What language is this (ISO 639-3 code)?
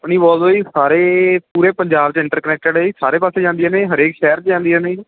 pan